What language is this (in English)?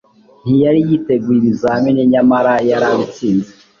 Kinyarwanda